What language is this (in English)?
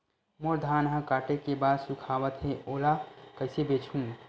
Chhattisgarhi